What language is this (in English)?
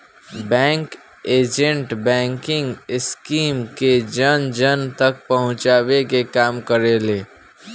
Bhojpuri